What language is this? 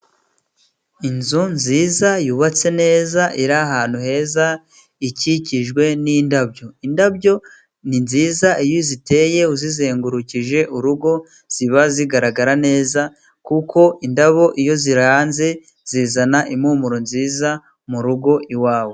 Kinyarwanda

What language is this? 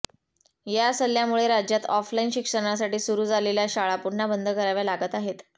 Marathi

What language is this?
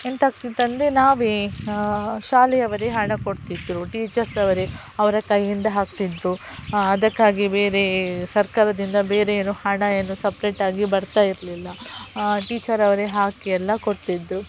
Kannada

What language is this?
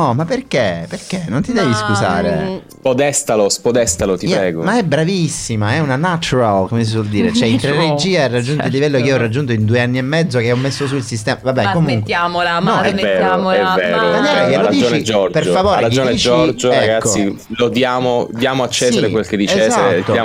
Italian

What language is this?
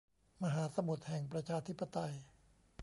Thai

